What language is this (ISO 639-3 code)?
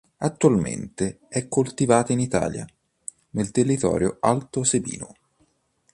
ita